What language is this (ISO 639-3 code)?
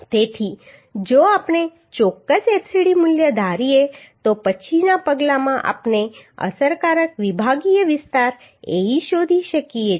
guj